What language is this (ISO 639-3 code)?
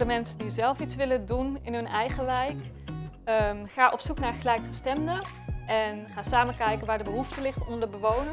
nld